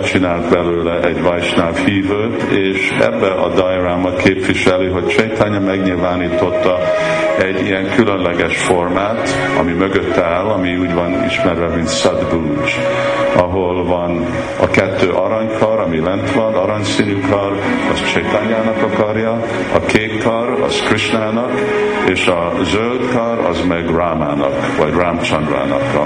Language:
Hungarian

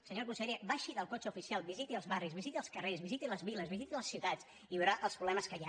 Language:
Catalan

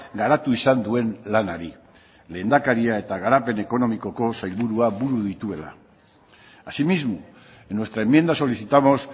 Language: Basque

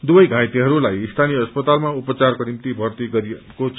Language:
Nepali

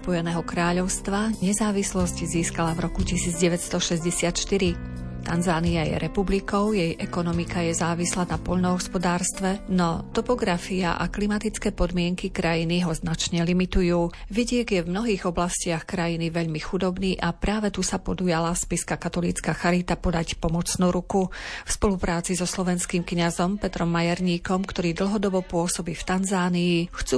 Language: Slovak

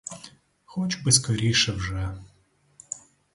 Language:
Ukrainian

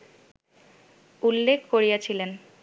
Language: Bangla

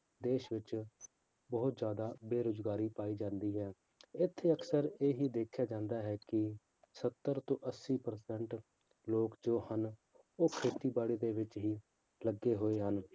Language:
Punjabi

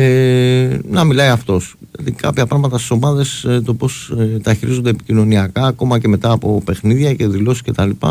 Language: Greek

